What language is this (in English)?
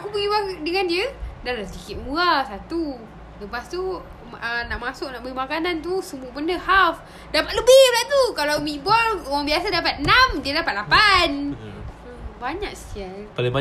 Malay